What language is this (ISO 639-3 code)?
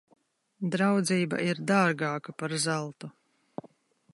lav